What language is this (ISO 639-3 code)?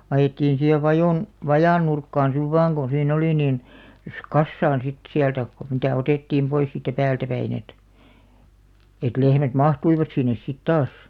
fin